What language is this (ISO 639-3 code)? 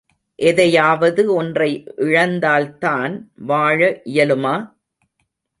tam